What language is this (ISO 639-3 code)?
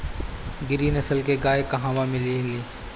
bho